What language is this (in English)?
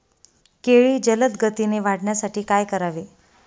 Marathi